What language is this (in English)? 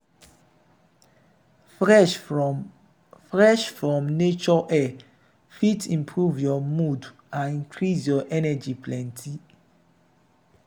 Nigerian Pidgin